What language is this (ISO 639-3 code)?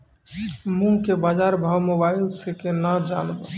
mai